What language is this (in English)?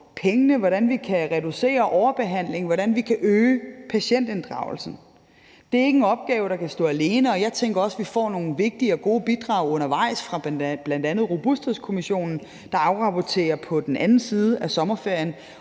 Danish